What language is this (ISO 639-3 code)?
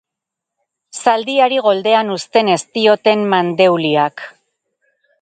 eus